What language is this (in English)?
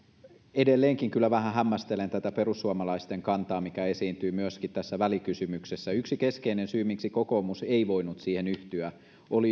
Finnish